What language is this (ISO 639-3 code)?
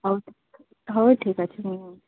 ori